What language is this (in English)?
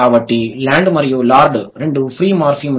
Telugu